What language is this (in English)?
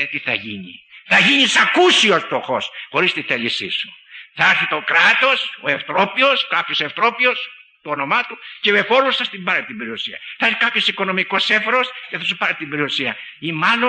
Greek